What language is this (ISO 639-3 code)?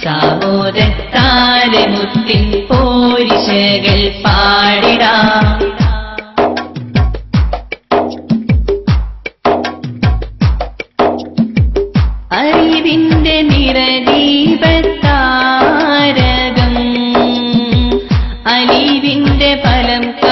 vie